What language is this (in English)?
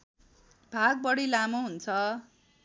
Nepali